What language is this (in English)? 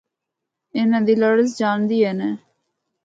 Northern Hindko